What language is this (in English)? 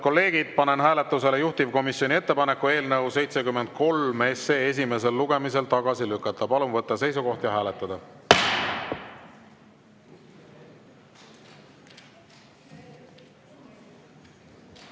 Estonian